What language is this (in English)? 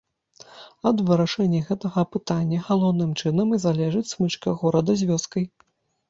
Belarusian